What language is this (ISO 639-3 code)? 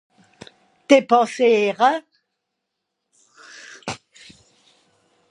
gsw